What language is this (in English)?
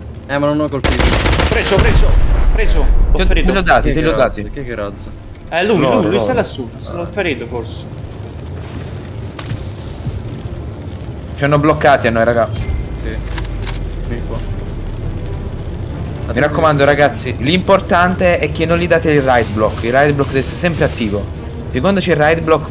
Italian